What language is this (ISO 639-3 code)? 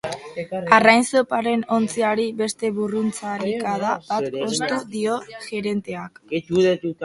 eus